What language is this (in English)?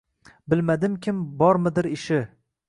Uzbek